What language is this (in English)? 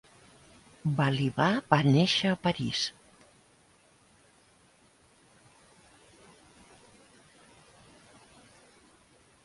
Catalan